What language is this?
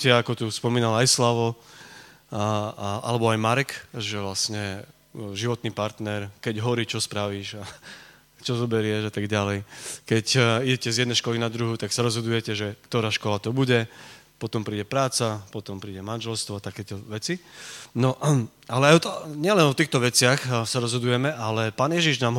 Slovak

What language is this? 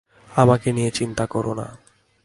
Bangla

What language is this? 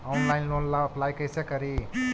Magahi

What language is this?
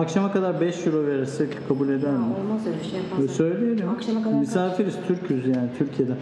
Turkish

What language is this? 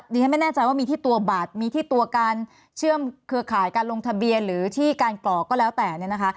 Thai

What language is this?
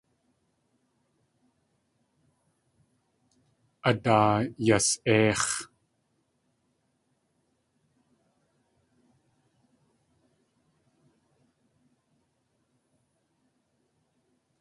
Tlingit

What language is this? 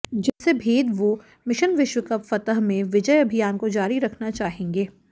Hindi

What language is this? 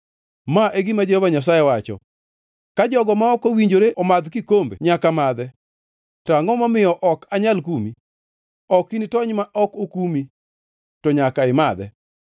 Luo (Kenya and Tanzania)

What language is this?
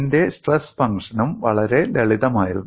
Malayalam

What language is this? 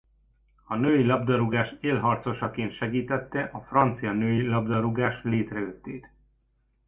Hungarian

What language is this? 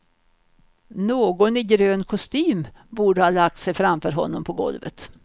Swedish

